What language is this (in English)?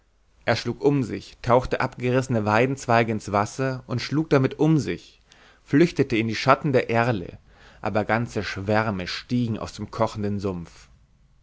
German